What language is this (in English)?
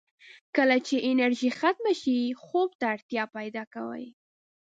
Pashto